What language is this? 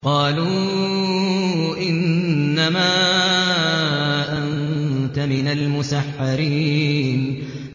Arabic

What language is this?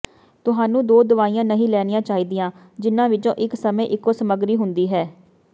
Punjabi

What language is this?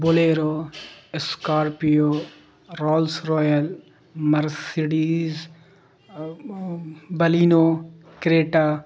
Urdu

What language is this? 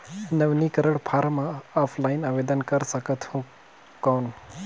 Chhattisgarhi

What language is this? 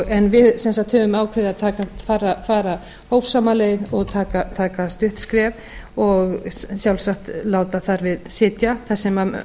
Icelandic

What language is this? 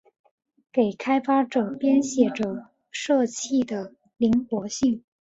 Chinese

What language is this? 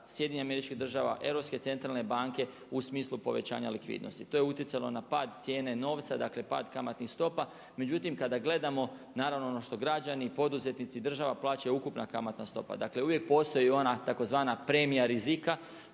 Croatian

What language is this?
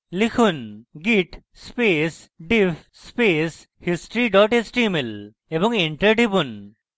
Bangla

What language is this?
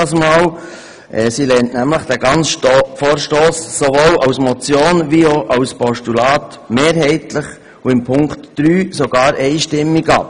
Swiss German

